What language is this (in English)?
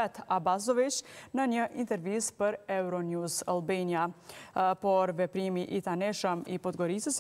Romanian